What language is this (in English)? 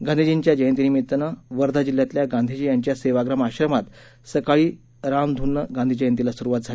Marathi